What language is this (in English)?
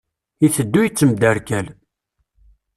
Kabyle